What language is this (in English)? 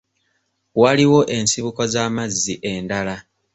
Ganda